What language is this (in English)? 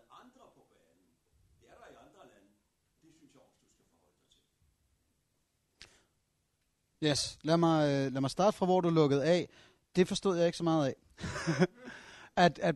Danish